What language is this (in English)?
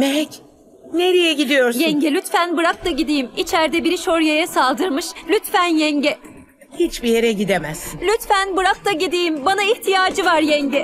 Turkish